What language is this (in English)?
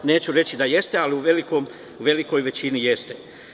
Serbian